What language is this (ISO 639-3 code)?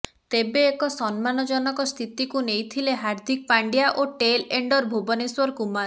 ori